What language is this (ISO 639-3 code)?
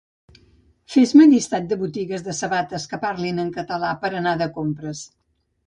cat